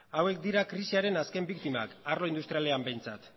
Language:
Basque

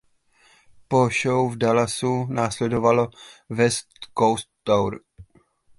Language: Czech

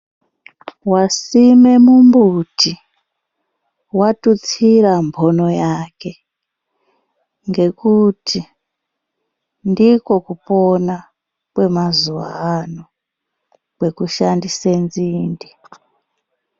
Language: Ndau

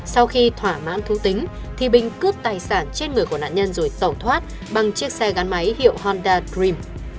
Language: Vietnamese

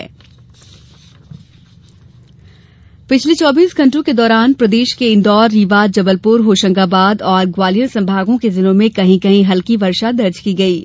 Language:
Hindi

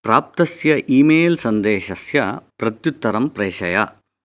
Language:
Sanskrit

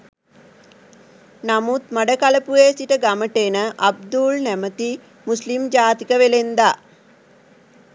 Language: Sinhala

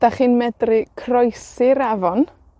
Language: Welsh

